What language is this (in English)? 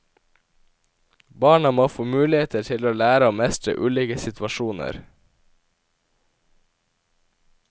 Norwegian